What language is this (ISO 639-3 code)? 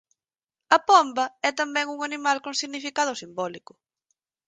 glg